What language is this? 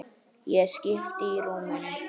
Icelandic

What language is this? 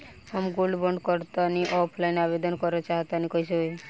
Bhojpuri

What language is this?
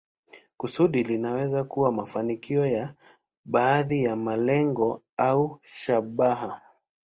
Swahili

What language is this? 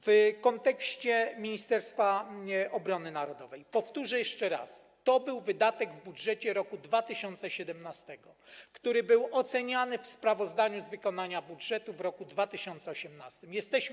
Polish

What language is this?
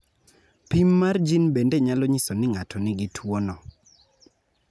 Luo (Kenya and Tanzania)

